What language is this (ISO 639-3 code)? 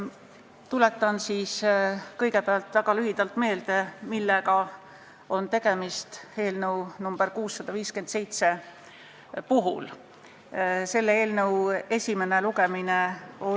est